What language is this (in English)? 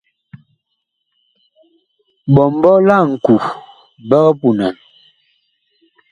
Bakoko